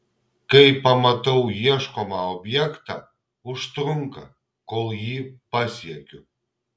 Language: Lithuanian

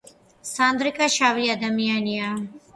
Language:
Georgian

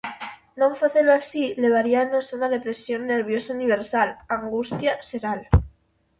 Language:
Galician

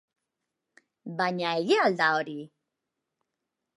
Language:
Basque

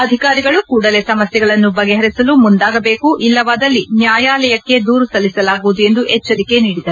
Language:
Kannada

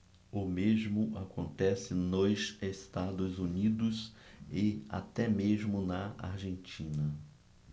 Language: Portuguese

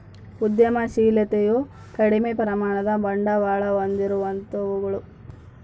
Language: Kannada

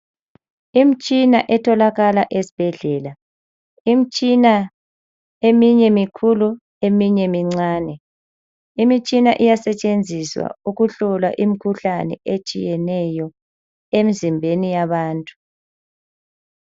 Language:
North Ndebele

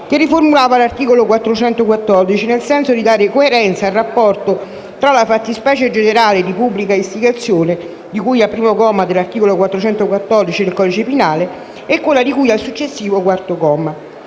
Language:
Italian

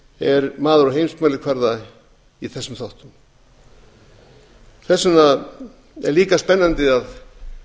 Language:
Icelandic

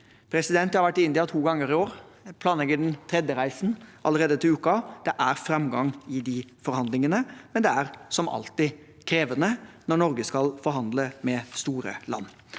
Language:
Norwegian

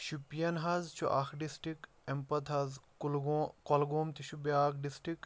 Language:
Kashmiri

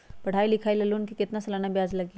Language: Magahi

